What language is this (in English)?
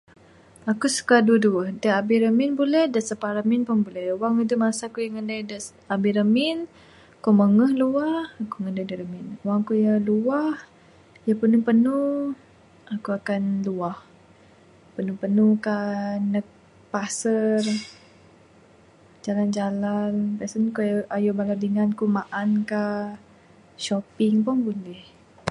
Bukar-Sadung Bidayuh